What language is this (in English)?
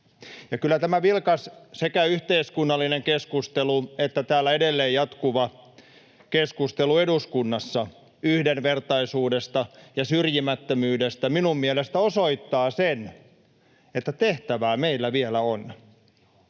Finnish